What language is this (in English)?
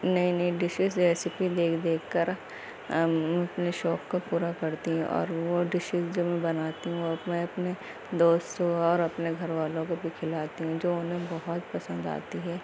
Urdu